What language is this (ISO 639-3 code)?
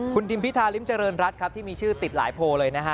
tha